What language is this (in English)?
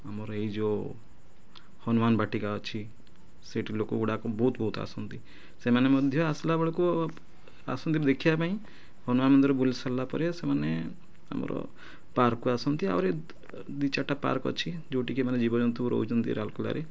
Odia